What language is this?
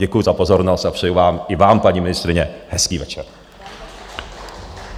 Czech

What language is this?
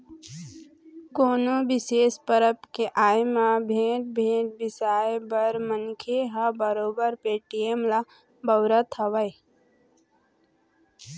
Chhattisgarhi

